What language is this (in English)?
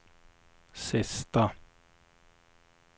Swedish